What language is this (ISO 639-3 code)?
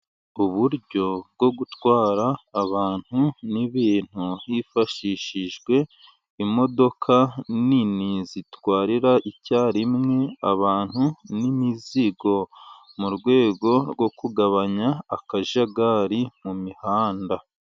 kin